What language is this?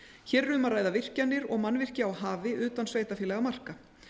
Icelandic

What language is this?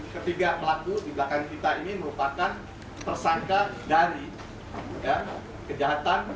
Indonesian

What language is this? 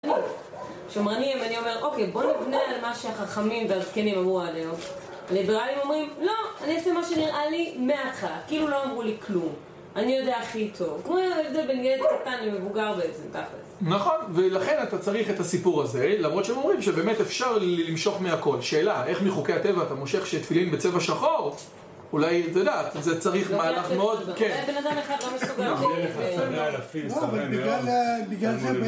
Hebrew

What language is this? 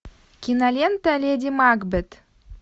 Russian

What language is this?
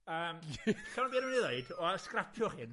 Welsh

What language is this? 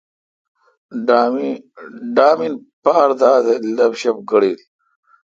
Kalkoti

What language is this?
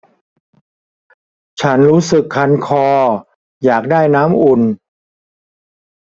Thai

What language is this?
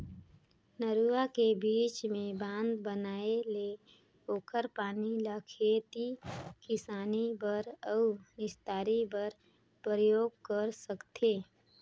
Chhattisgarhi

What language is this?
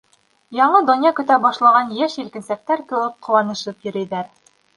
Bashkir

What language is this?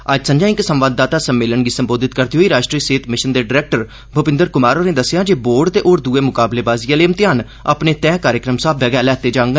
Dogri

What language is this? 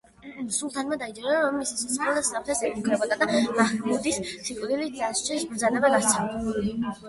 Georgian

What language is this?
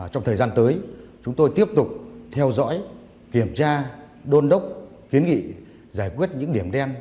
Vietnamese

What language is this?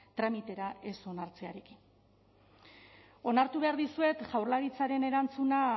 Basque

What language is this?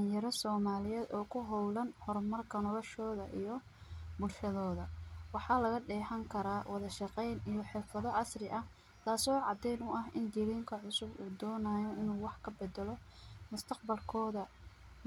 Somali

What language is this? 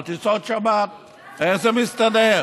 Hebrew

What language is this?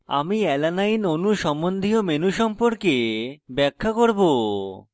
Bangla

